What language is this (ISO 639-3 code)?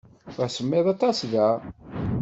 kab